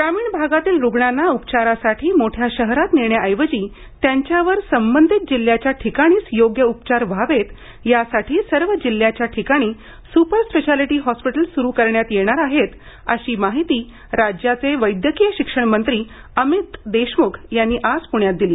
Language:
Marathi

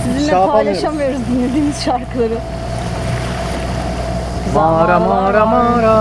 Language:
Turkish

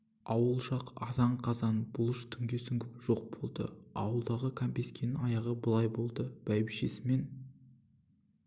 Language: Kazakh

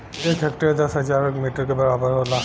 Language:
Bhojpuri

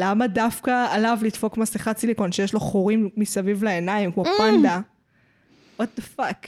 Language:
Hebrew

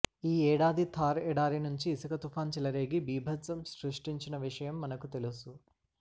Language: Telugu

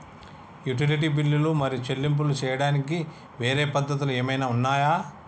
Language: Telugu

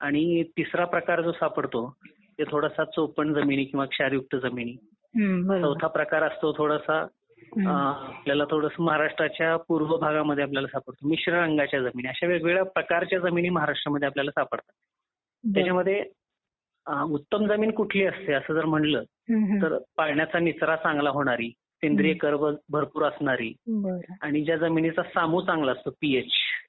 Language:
Marathi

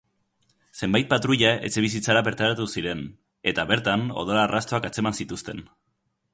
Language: Basque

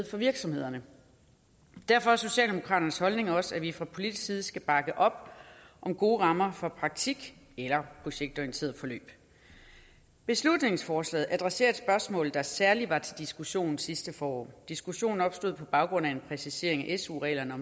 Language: Danish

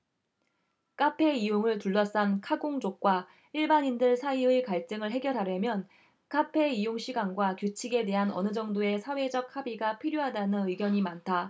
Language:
Korean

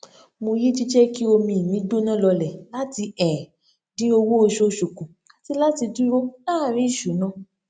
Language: Yoruba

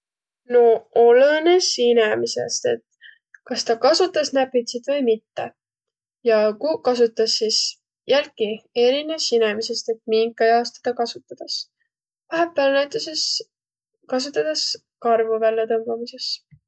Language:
Võro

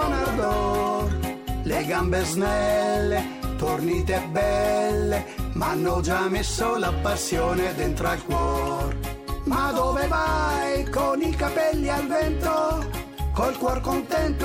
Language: Italian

